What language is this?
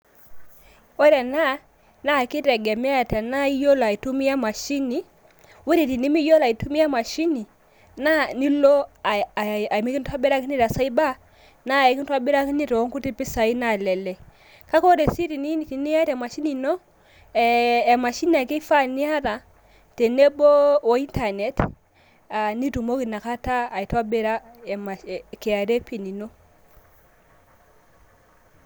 Masai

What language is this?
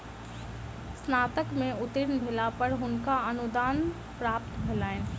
Maithili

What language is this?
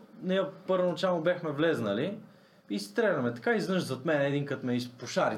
Bulgarian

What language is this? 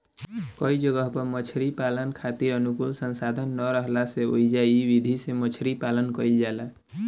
Bhojpuri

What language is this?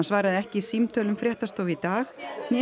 Icelandic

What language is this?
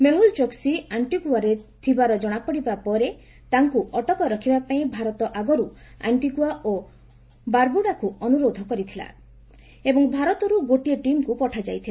Odia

